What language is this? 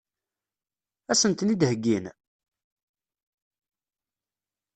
Kabyle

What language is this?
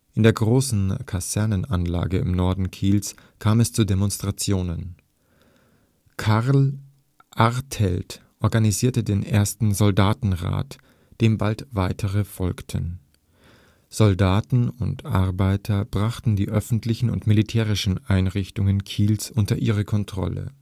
German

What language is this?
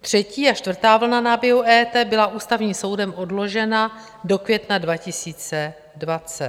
Czech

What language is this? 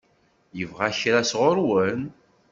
Kabyle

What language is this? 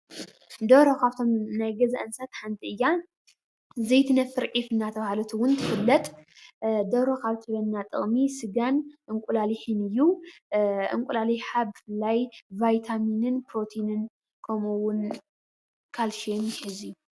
Tigrinya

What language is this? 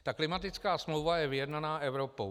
Czech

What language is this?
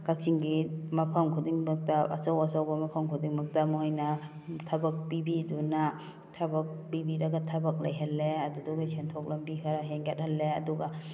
Manipuri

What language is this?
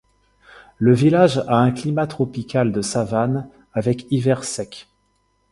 French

